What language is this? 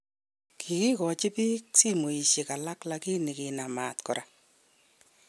Kalenjin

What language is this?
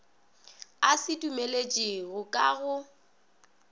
Northern Sotho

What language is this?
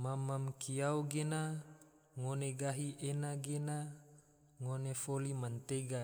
Tidore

